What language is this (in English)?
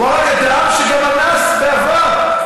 Hebrew